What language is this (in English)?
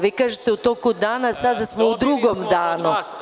Serbian